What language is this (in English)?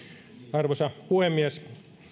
Finnish